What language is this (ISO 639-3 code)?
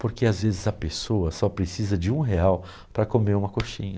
por